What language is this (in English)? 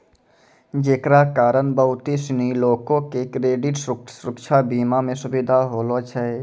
Maithili